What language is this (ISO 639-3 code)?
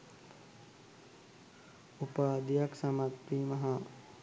sin